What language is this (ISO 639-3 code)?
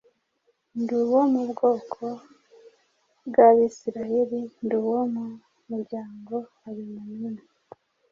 kin